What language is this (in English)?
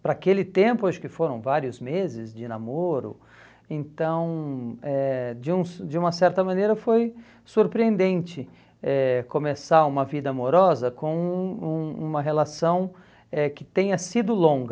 Portuguese